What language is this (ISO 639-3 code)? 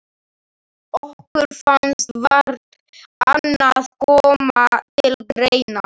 isl